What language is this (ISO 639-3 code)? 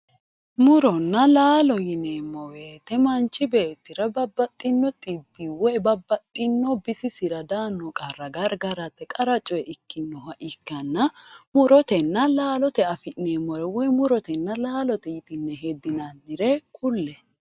sid